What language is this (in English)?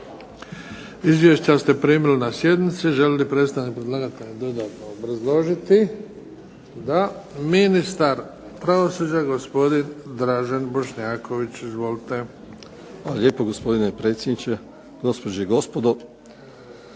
Croatian